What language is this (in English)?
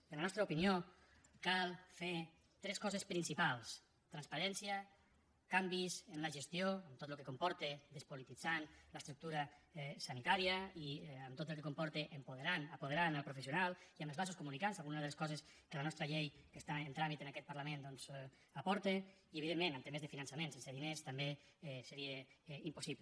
Catalan